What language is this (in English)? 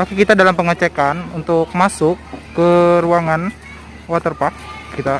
Indonesian